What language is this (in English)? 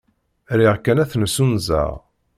Kabyle